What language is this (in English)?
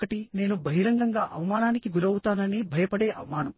Telugu